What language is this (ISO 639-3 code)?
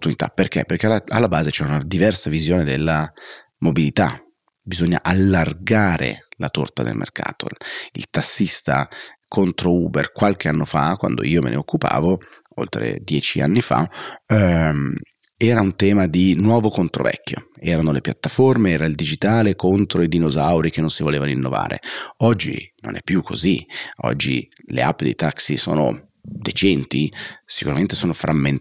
ita